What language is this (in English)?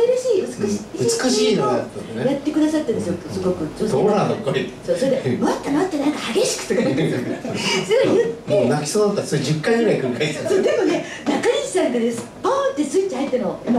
Japanese